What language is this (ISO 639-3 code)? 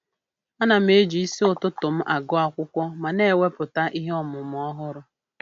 ibo